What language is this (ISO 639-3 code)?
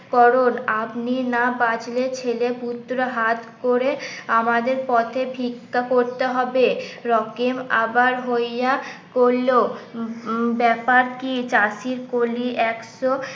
ben